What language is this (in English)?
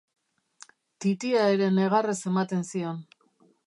Basque